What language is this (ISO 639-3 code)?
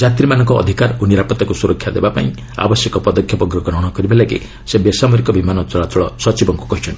ori